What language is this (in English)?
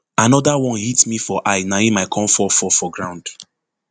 Nigerian Pidgin